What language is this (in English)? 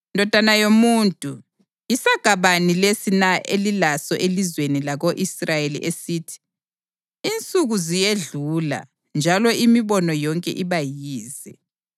North Ndebele